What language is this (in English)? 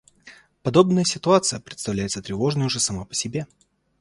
Russian